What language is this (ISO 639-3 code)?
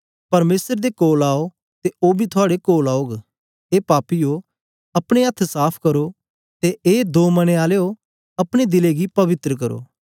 doi